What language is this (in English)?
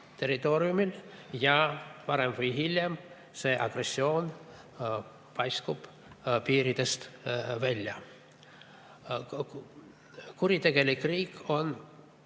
Estonian